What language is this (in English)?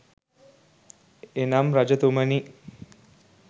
Sinhala